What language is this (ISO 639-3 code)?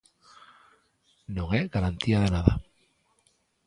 glg